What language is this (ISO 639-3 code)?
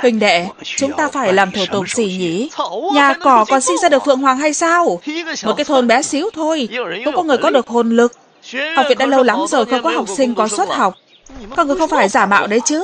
vie